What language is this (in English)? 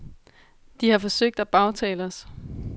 Danish